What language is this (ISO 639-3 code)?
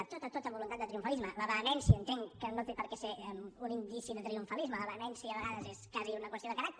cat